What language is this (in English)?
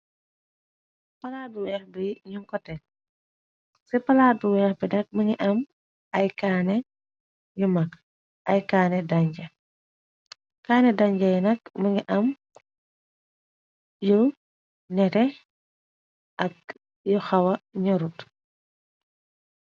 Wolof